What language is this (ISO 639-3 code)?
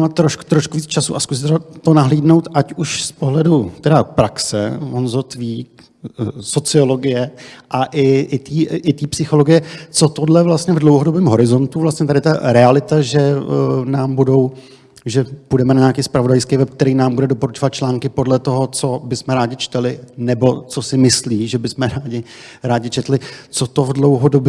ces